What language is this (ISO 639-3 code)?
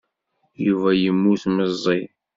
kab